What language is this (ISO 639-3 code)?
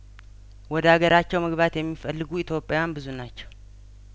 amh